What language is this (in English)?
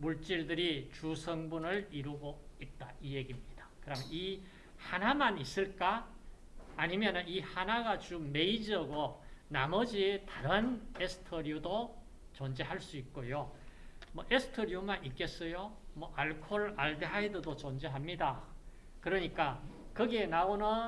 Korean